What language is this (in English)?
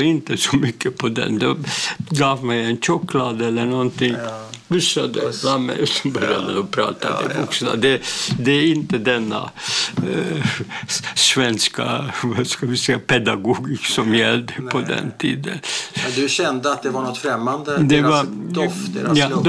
Swedish